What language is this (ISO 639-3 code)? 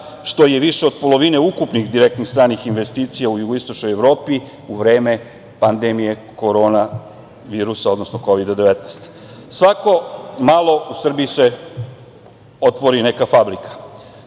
srp